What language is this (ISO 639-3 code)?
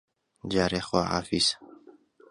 ckb